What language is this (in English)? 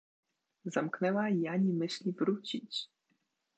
Polish